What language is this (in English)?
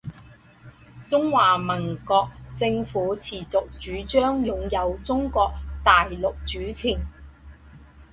Chinese